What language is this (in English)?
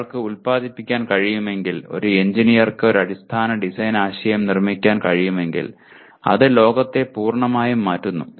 Malayalam